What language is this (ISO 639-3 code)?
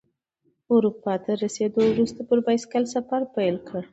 pus